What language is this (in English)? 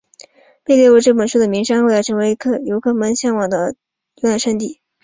Chinese